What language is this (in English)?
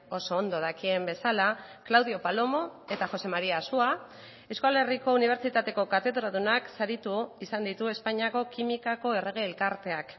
Basque